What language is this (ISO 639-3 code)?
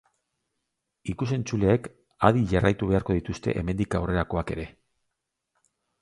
eus